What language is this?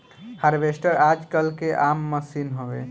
Bhojpuri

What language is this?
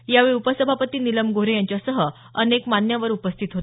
Marathi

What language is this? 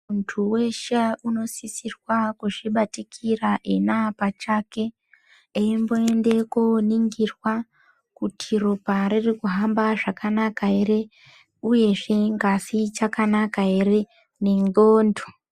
Ndau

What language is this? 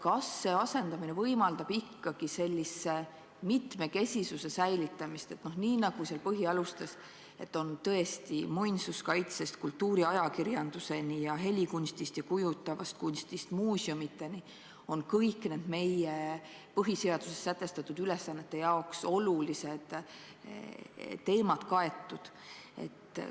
Estonian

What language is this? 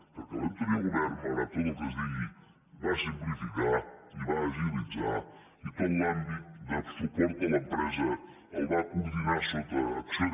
Catalan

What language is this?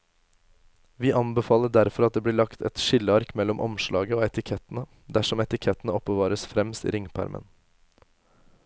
Norwegian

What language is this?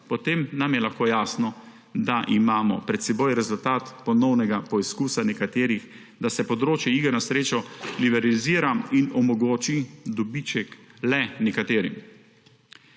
Slovenian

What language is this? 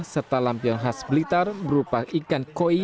Indonesian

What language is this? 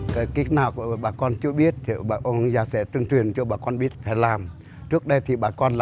Vietnamese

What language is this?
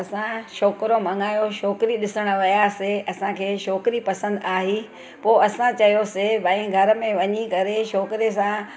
Sindhi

